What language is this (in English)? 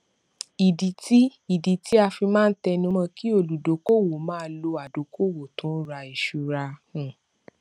Yoruba